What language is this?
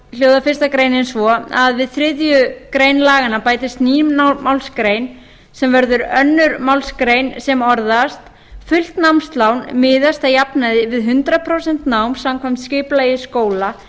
Icelandic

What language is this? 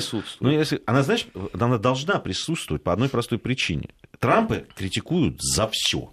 Russian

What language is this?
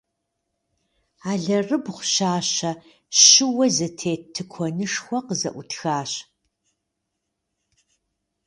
Kabardian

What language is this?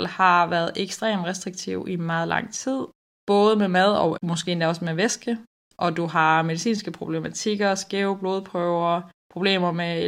Danish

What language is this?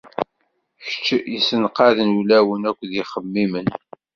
Kabyle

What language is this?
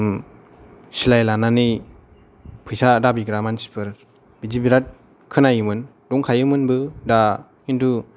Bodo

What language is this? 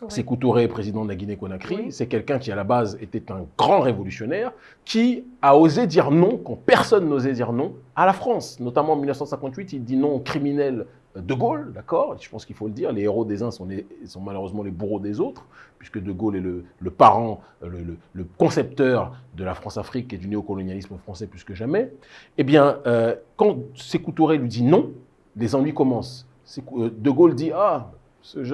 French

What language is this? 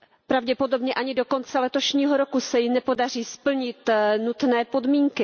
Czech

